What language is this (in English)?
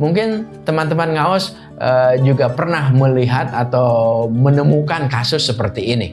Indonesian